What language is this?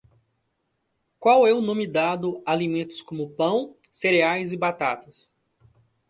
Portuguese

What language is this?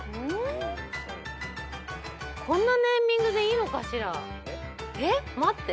Japanese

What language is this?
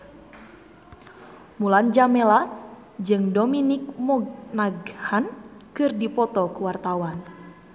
Sundanese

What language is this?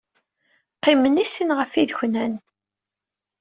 Kabyle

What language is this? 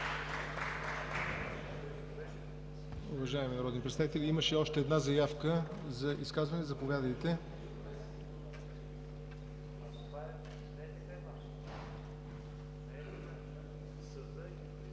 Bulgarian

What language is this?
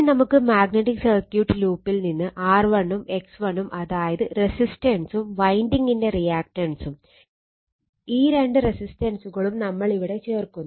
Malayalam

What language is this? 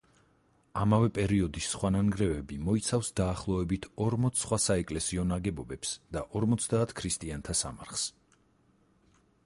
Georgian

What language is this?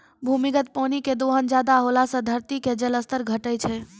Maithili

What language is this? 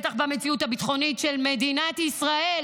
Hebrew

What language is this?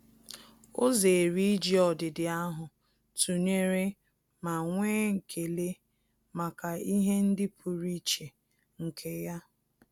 Igbo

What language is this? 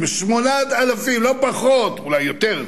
Hebrew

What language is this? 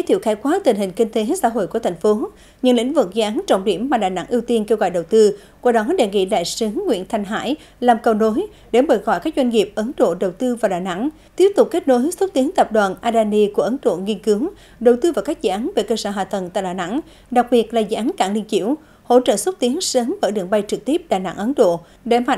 Vietnamese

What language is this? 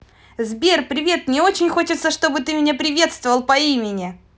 Russian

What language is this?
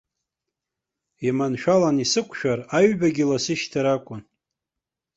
Abkhazian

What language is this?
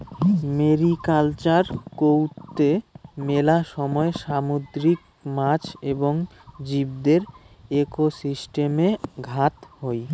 Bangla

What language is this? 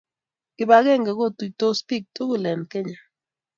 Kalenjin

